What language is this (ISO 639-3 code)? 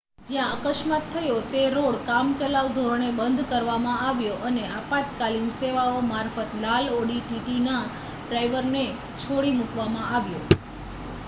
guj